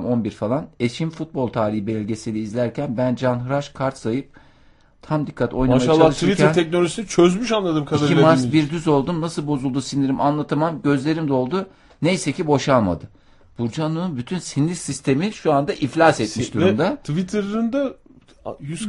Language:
Turkish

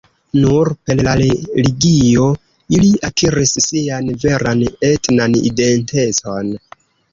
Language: Esperanto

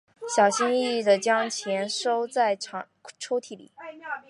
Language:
Chinese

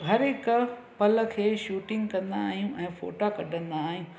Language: Sindhi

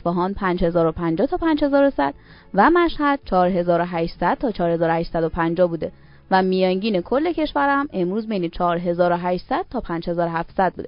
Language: Persian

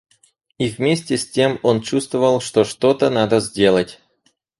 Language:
Russian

